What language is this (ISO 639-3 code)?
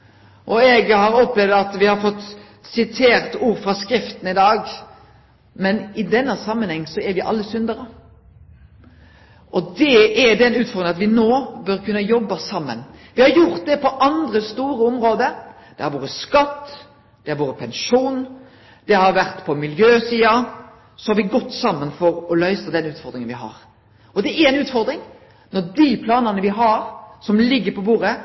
nno